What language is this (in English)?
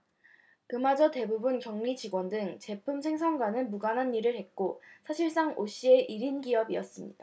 Korean